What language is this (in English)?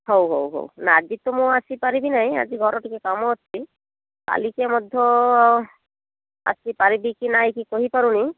Odia